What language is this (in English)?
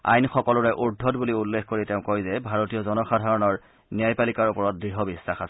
Assamese